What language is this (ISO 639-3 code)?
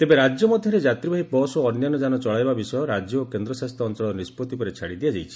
ori